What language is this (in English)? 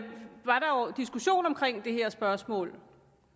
Danish